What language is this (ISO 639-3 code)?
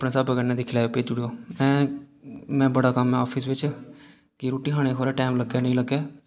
doi